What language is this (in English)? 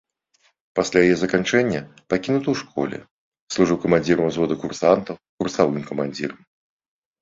Belarusian